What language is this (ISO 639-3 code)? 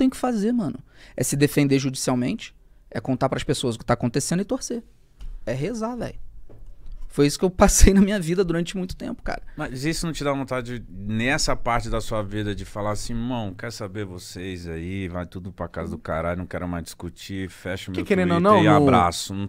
por